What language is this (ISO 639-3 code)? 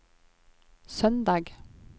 nor